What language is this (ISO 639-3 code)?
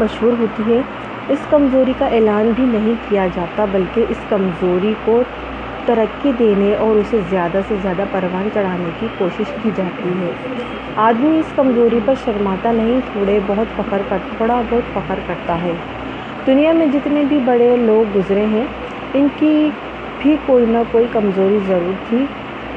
urd